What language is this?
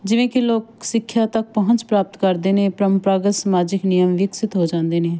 Punjabi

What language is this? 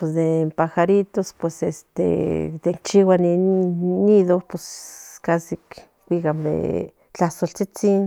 Central Nahuatl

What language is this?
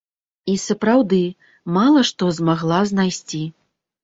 Belarusian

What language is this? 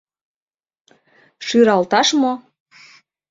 Mari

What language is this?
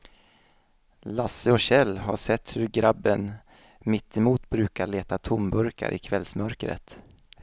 Swedish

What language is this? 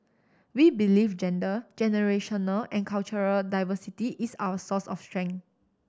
English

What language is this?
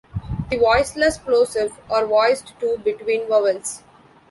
English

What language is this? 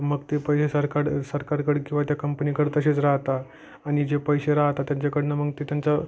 Marathi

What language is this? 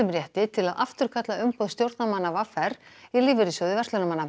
Icelandic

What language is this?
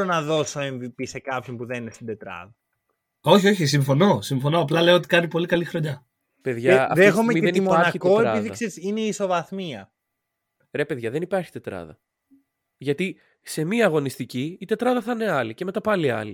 Greek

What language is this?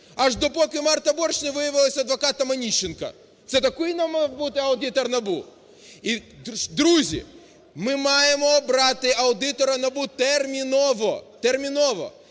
Ukrainian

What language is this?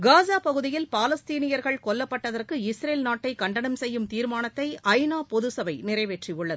Tamil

